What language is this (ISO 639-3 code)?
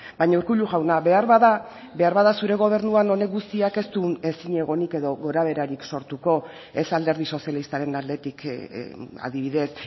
eus